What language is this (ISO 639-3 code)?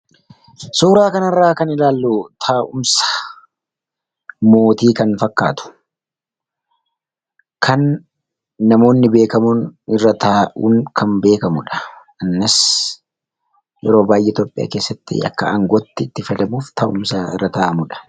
orm